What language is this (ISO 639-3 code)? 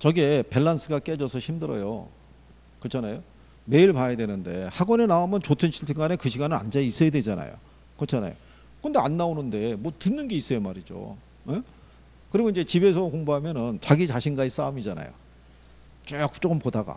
kor